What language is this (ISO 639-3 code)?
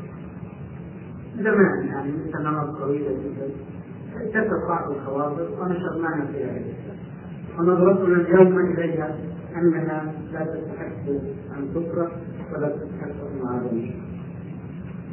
ara